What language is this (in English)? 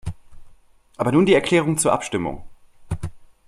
German